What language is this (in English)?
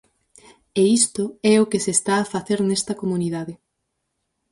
Galician